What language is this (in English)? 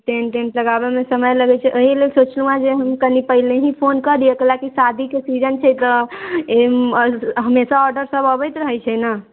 Maithili